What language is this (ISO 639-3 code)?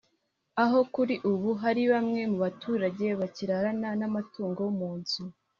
kin